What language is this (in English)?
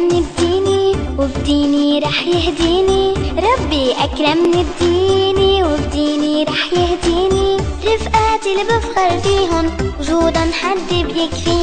Polish